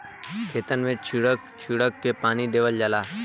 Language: Bhojpuri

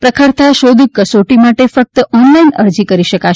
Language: Gujarati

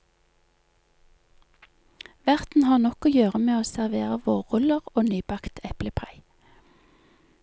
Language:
Norwegian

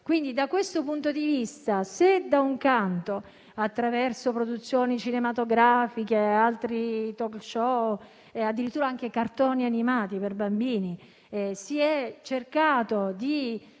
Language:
Italian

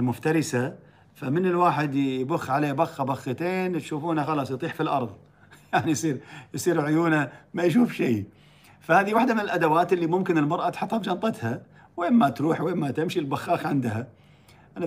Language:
Arabic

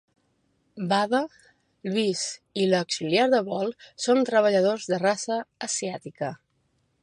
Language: Catalan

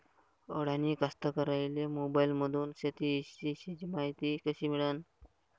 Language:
Marathi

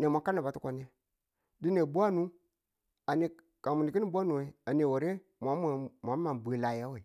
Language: Tula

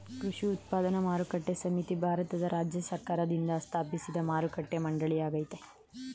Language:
Kannada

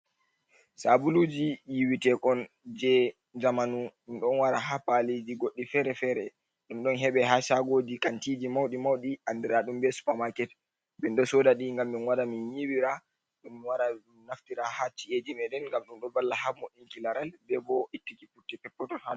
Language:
Fula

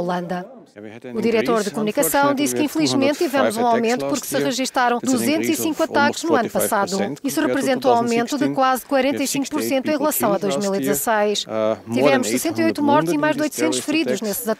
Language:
Portuguese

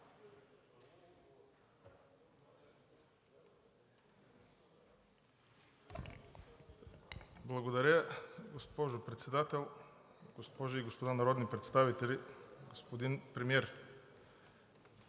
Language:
Bulgarian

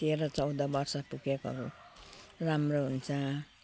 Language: Nepali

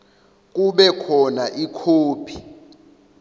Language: Zulu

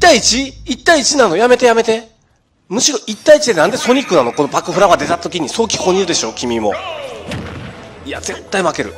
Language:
Japanese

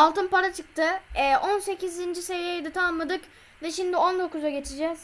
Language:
Turkish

